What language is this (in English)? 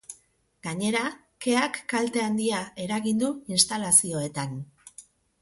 Basque